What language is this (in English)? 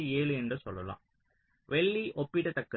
Tamil